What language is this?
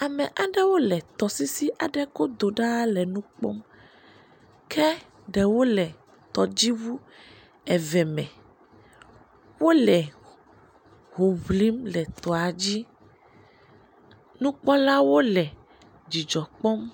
Ewe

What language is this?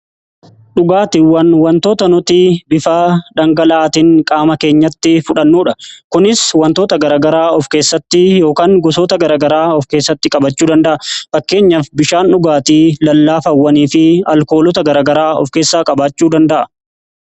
Oromo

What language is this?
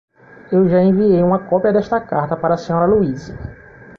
Portuguese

